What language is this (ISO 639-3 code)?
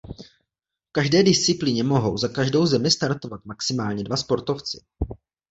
ces